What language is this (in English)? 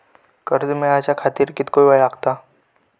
Marathi